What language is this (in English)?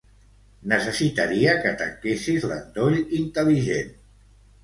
Catalan